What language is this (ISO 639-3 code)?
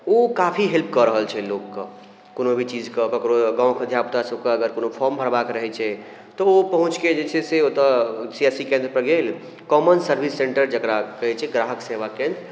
mai